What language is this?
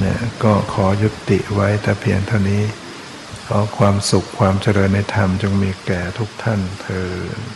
Thai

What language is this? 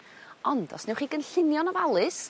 Welsh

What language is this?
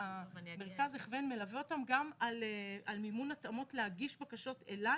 Hebrew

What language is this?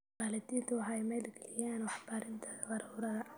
Somali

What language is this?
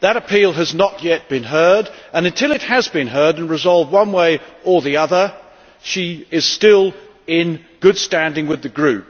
English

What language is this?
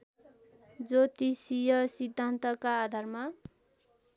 Nepali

